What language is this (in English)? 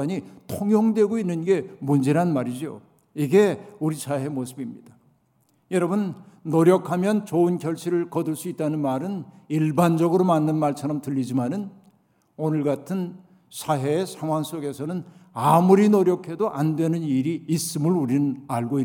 Korean